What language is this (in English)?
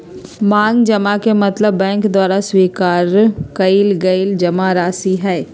Magahi